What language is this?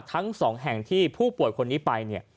Thai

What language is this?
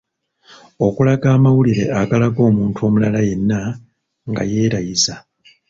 Ganda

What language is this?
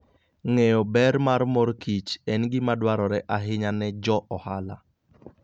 Luo (Kenya and Tanzania)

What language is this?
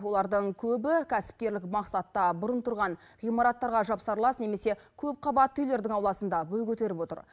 Kazakh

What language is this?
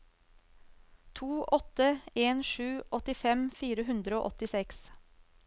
Norwegian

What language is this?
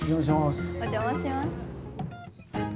Japanese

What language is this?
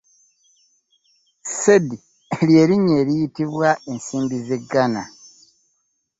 Ganda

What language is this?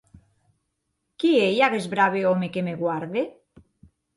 Occitan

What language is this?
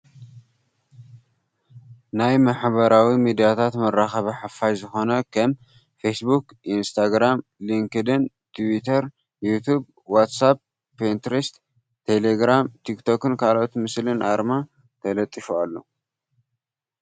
Tigrinya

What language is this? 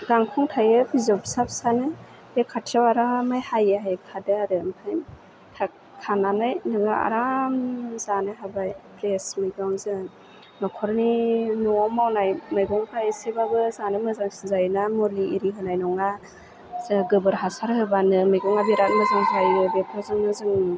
Bodo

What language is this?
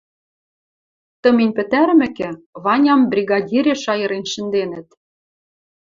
Western Mari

